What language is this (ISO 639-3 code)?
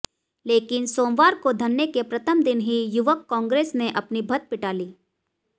hin